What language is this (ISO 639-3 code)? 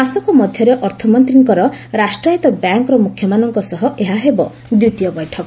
ori